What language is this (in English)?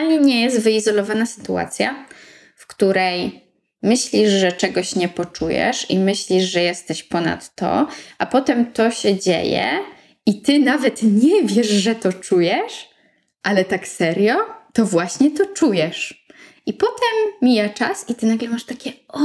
Polish